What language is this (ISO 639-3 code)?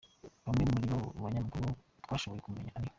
kin